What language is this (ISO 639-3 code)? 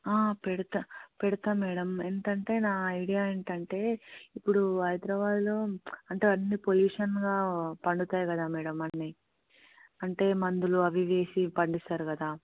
tel